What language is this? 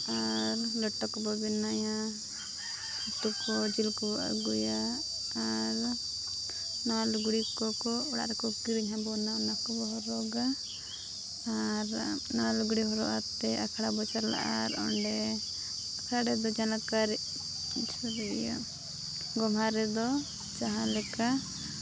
Santali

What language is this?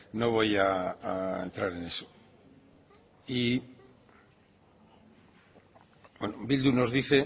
Spanish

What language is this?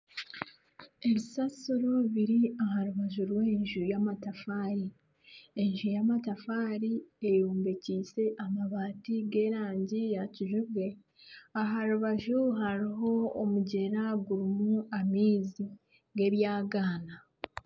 Nyankole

